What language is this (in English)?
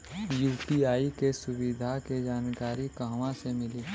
Bhojpuri